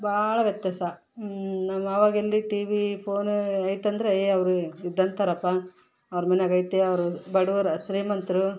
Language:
Kannada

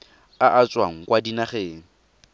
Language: Tswana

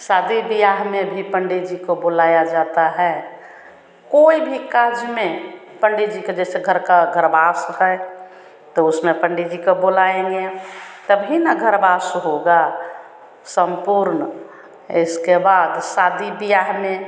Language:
Hindi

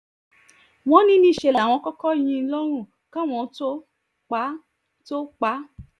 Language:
Yoruba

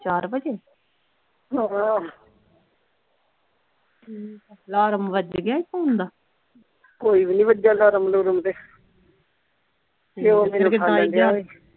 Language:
Punjabi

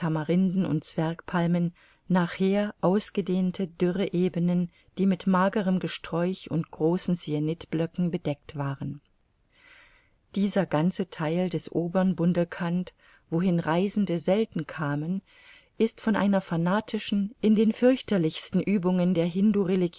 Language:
German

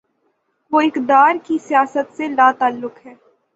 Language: Urdu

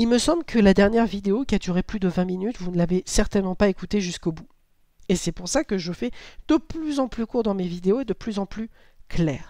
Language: French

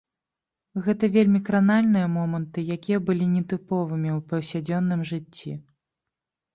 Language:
Belarusian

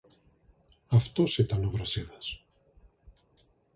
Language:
Greek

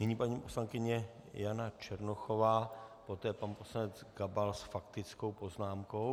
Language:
Czech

